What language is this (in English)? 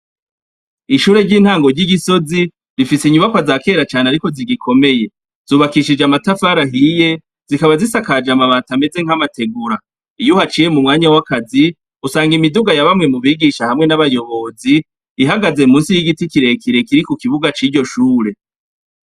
Rundi